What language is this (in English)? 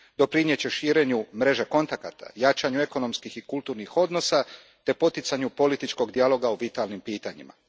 Croatian